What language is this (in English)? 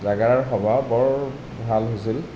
Assamese